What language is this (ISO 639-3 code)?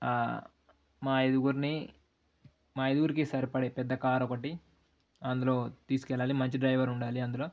tel